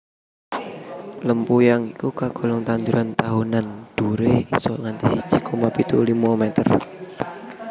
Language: Javanese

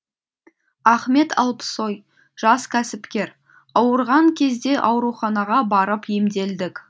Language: Kazakh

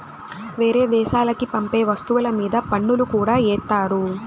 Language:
Telugu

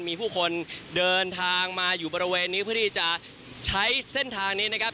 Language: Thai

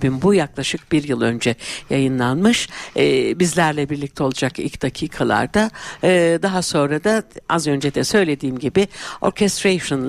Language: Turkish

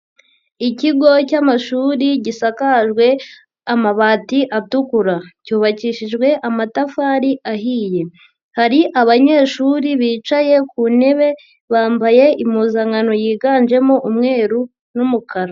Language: Kinyarwanda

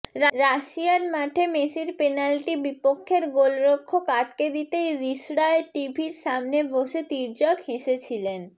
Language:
Bangla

